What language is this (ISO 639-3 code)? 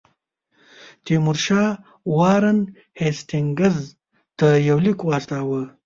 pus